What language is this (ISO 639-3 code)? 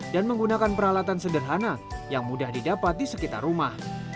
ind